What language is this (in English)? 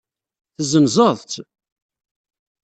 Kabyle